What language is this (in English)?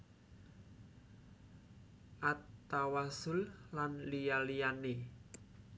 Javanese